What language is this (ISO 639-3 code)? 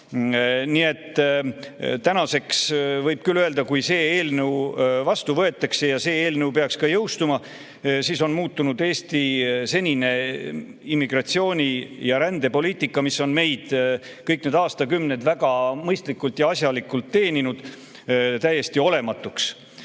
est